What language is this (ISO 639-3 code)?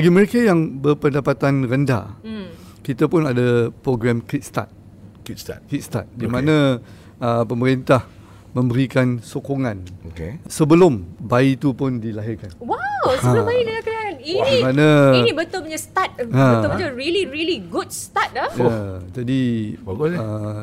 msa